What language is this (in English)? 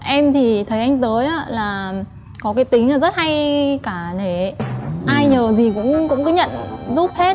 Vietnamese